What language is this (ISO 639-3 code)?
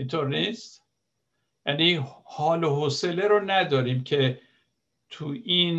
fas